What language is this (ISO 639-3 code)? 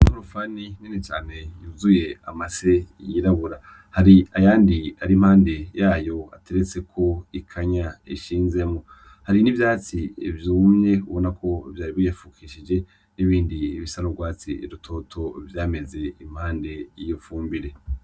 run